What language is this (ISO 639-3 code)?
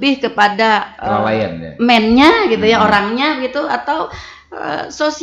ind